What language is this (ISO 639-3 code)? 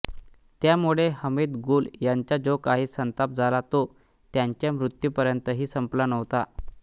mar